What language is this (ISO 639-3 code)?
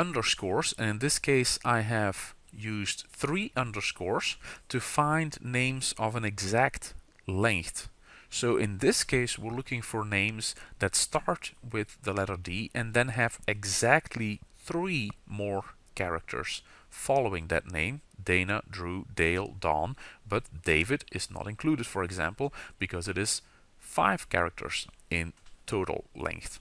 eng